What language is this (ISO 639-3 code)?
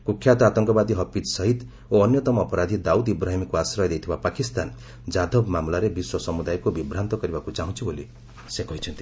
ori